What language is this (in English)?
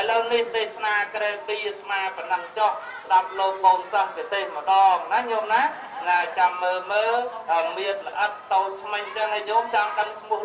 Portuguese